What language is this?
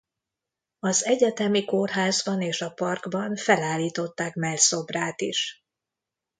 Hungarian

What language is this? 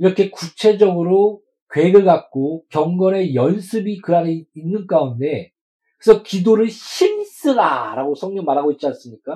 Korean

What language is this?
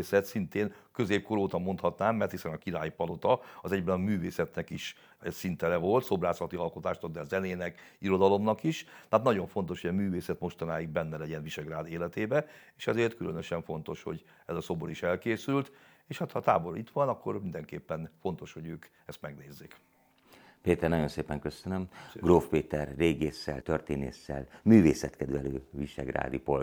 Hungarian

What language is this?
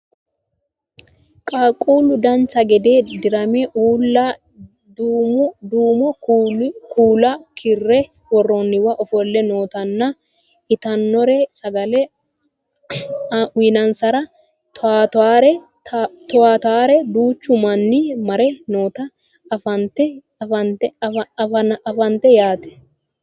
Sidamo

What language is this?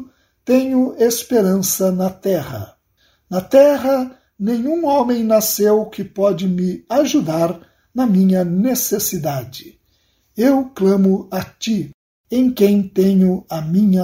Portuguese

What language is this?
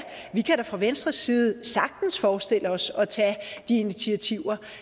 Danish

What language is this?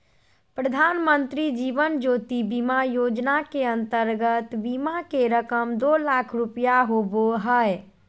Magahi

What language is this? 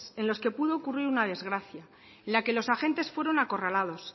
Spanish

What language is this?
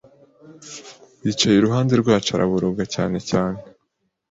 Kinyarwanda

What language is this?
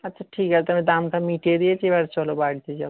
Bangla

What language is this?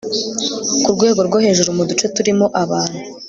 Kinyarwanda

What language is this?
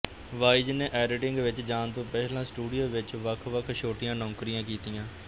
Punjabi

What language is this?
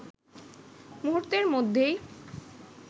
Bangla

